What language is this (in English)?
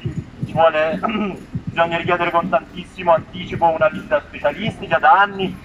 Italian